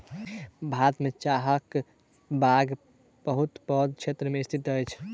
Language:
Maithili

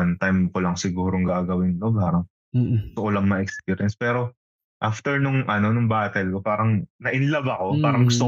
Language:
Filipino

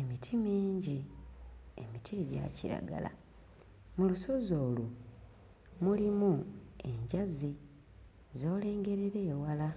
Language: Ganda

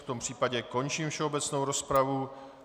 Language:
Czech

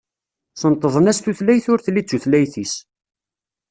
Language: Kabyle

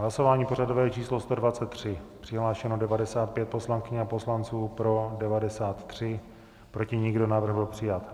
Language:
Czech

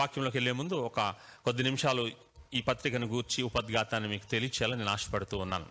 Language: Telugu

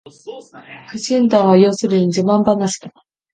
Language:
Japanese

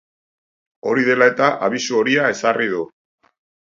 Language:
Basque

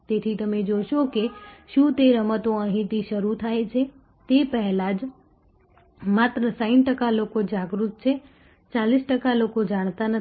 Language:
Gujarati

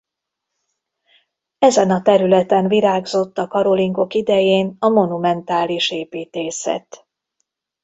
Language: Hungarian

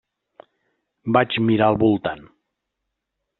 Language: Catalan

